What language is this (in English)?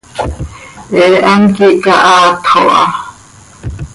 Seri